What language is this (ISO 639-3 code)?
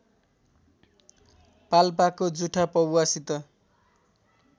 nep